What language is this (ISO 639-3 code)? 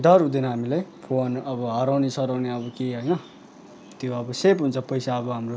nep